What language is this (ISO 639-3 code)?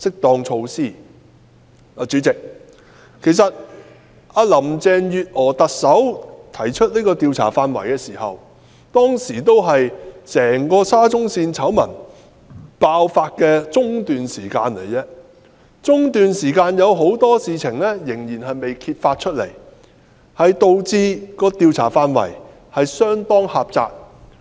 yue